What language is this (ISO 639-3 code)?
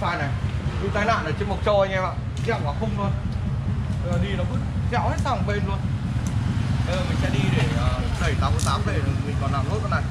vie